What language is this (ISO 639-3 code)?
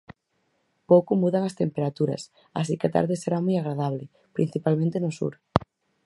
glg